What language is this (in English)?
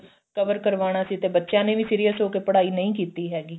Punjabi